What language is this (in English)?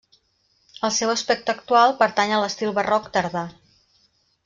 Catalan